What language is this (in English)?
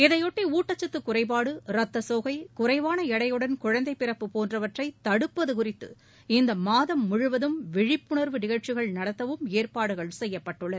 Tamil